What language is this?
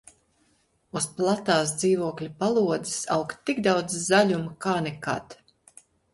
Latvian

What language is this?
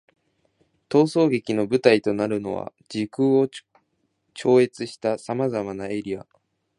Japanese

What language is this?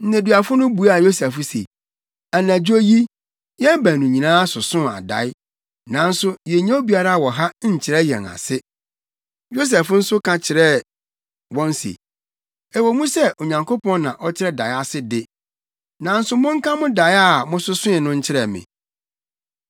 Akan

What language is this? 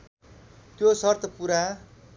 Nepali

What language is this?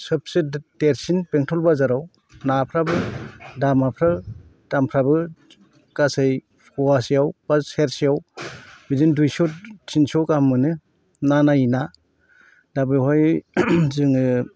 Bodo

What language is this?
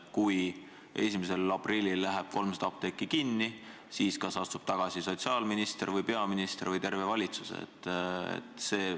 Estonian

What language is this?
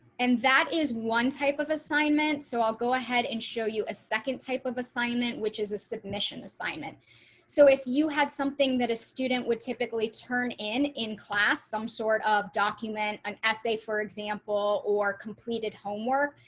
English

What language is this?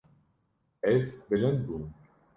Kurdish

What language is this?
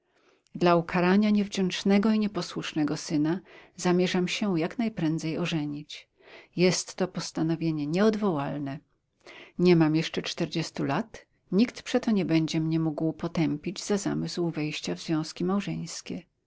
Polish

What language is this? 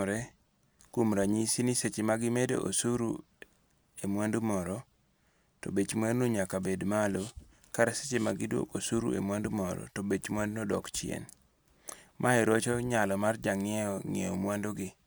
Luo (Kenya and Tanzania)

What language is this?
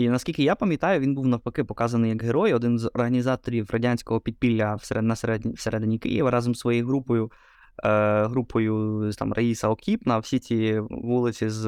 Ukrainian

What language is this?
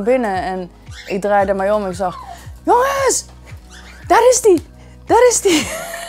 Dutch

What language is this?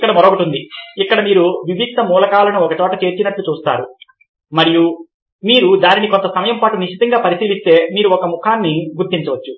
Telugu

